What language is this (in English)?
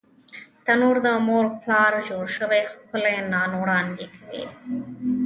Pashto